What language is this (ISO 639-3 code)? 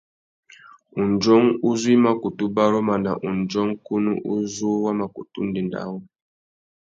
bag